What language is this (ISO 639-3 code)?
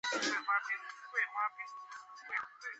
zho